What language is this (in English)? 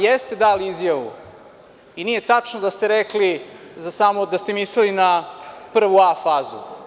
Serbian